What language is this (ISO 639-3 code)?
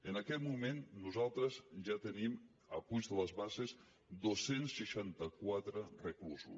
cat